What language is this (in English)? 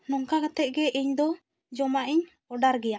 Santali